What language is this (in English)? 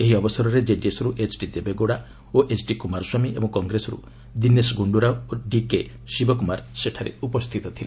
Odia